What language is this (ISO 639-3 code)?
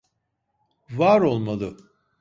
tur